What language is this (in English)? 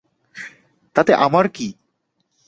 Bangla